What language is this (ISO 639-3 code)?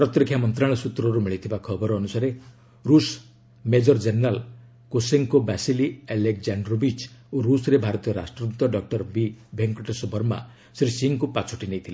ori